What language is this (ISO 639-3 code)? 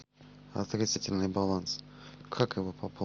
rus